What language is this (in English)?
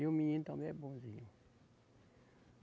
Portuguese